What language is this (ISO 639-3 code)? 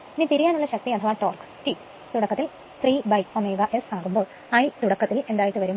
mal